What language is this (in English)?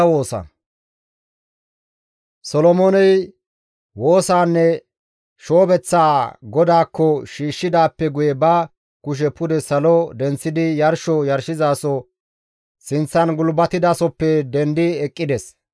Gamo